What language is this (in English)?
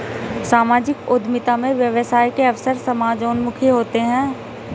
Hindi